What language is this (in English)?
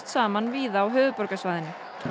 Icelandic